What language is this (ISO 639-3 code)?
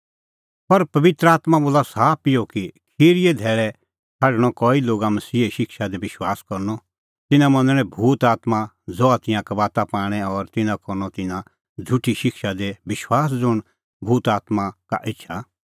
kfx